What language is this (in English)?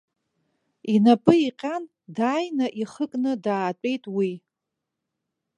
Abkhazian